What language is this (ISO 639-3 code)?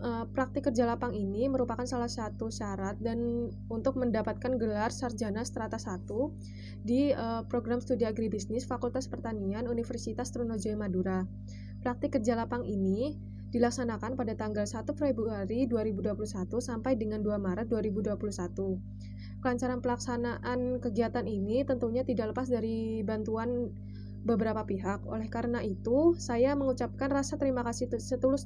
ind